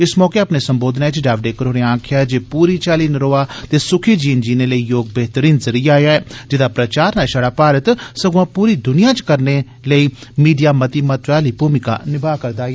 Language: Dogri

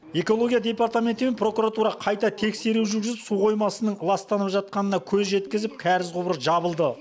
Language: Kazakh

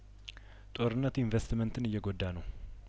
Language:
Amharic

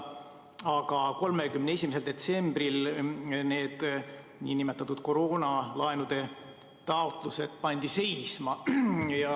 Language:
Estonian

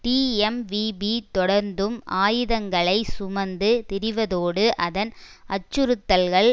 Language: Tamil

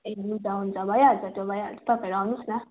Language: Nepali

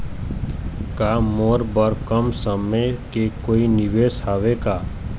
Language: Chhattisgarhi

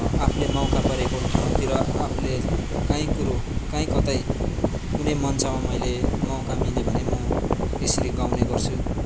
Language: Nepali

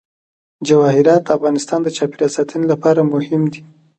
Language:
Pashto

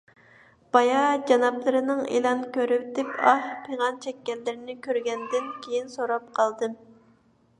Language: Uyghur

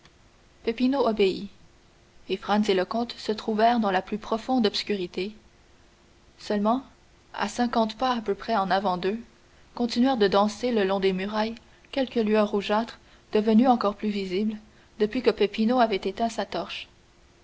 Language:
French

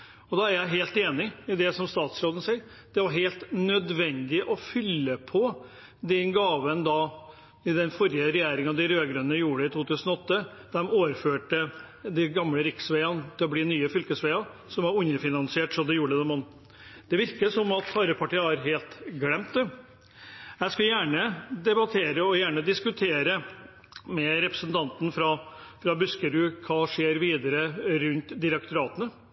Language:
Norwegian Bokmål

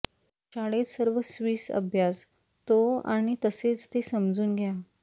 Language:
Marathi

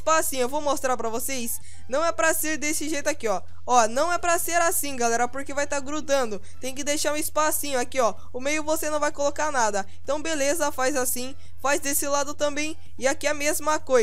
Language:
Portuguese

